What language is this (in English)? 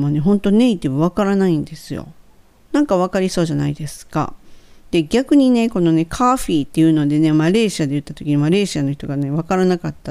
Japanese